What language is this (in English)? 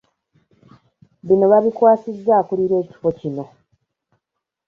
Ganda